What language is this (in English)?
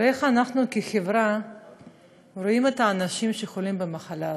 Hebrew